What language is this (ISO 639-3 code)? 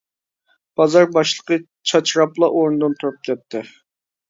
uig